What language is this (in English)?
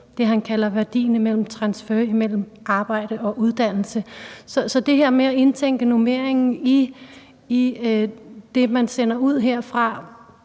Danish